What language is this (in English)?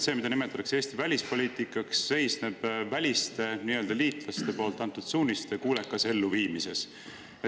Estonian